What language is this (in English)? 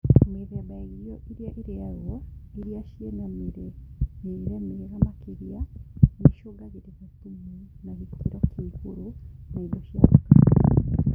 Kikuyu